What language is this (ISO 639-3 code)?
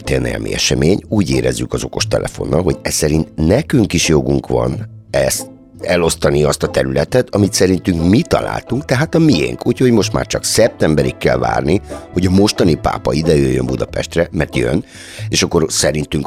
hun